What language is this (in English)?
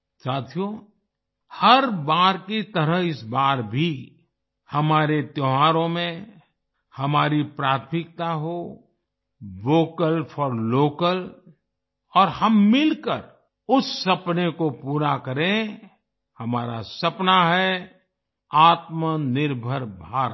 Hindi